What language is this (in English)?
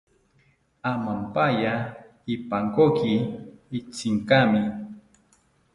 South Ucayali Ashéninka